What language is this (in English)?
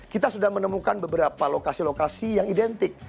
Indonesian